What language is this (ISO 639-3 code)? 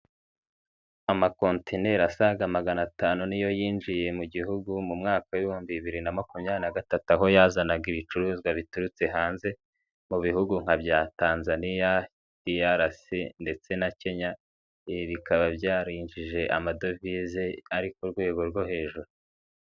kin